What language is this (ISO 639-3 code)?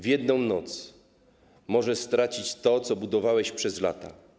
pol